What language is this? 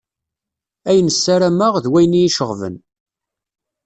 Kabyle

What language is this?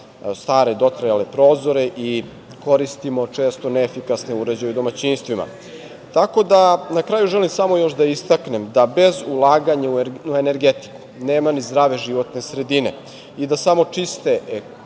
Serbian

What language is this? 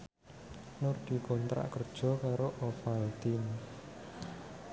Javanese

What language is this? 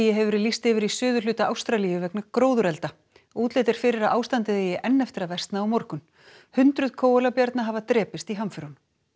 Icelandic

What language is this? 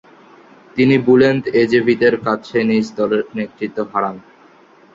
Bangla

